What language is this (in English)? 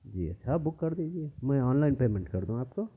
Urdu